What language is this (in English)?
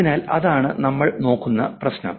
Malayalam